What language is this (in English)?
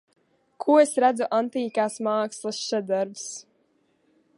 Latvian